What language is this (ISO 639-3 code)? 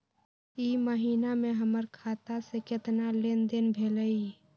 mag